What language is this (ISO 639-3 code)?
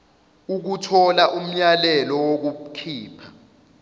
zul